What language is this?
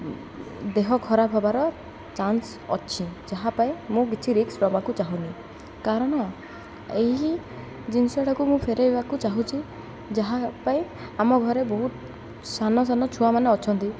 Odia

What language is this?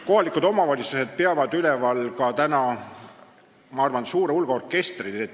Estonian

